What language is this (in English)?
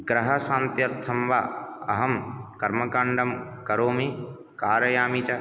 Sanskrit